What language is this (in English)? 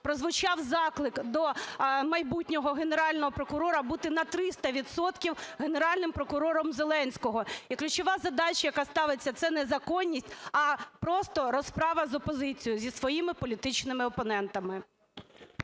Ukrainian